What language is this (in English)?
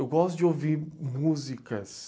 Portuguese